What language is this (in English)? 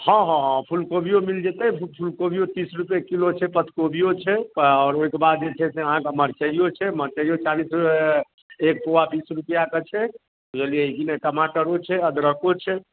Maithili